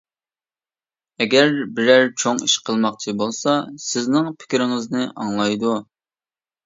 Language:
Uyghur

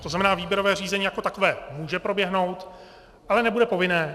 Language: Czech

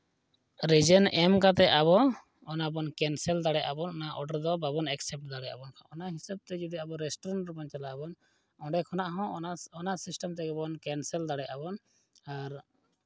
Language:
Santali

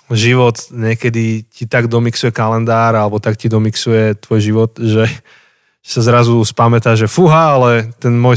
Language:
Slovak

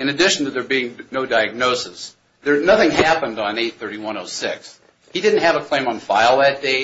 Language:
English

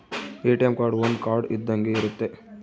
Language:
Kannada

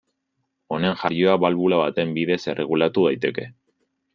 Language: Basque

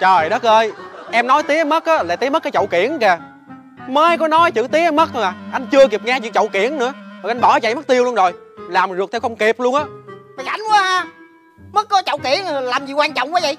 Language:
Vietnamese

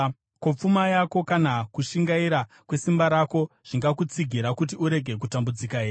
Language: Shona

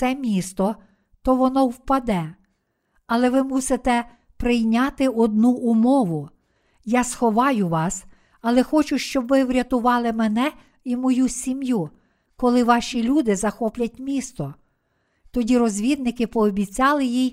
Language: Ukrainian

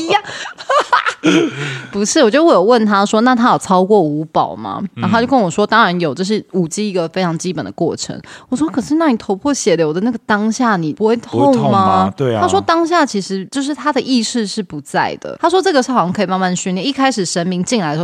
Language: Chinese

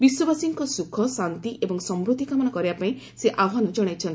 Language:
Odia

